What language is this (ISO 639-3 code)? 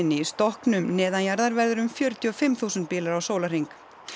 isl